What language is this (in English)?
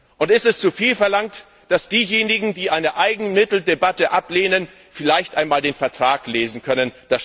German